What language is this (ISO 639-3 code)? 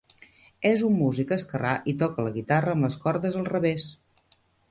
cat